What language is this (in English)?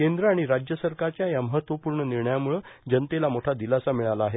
Marathi